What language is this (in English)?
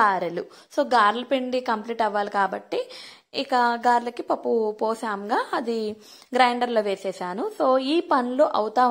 Telugu